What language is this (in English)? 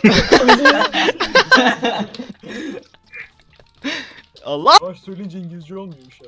Turkish